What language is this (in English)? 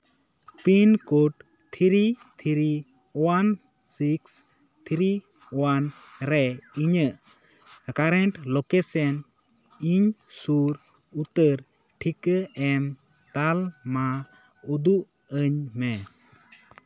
Santali